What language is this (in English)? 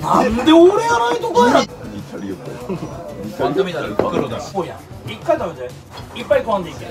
Japanese